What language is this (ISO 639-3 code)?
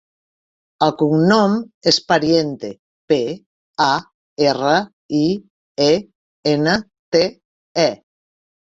cat